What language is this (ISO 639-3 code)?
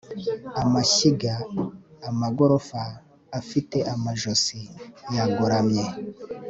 kin